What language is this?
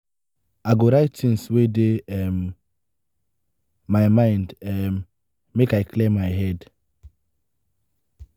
Nigerian Pidgin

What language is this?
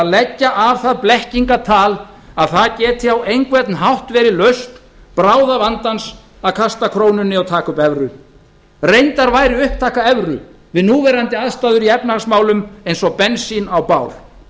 Icelandic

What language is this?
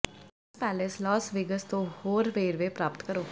Punjabi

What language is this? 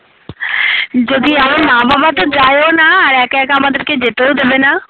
Bangla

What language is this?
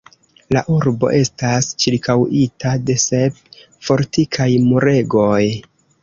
Esperanto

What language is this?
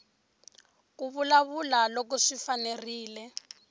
Tsonga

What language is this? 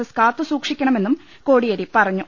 Malayalam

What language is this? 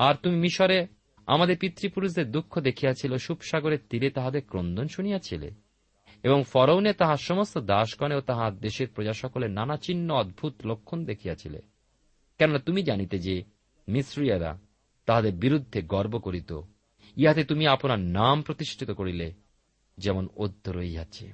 Bangla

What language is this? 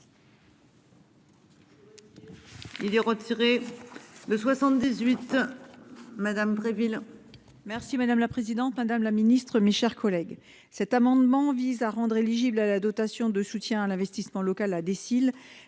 French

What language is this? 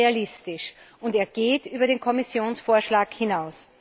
German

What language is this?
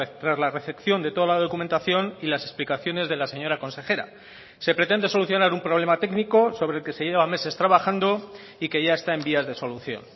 Spanish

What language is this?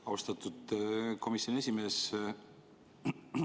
Estonian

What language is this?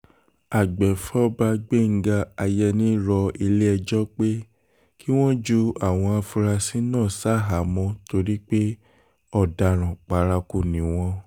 Yoruba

